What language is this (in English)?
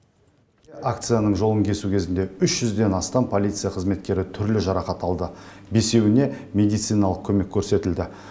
Kazakh